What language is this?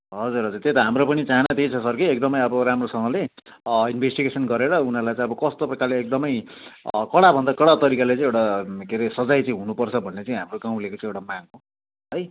Nepali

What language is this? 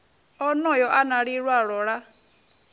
Venda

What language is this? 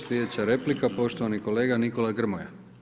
Croatian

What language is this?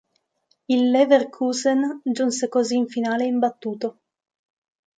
Italian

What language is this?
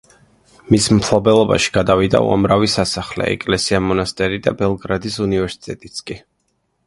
Georgian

